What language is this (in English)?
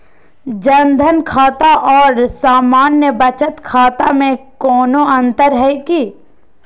Magahi